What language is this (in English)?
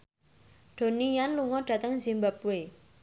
Javanese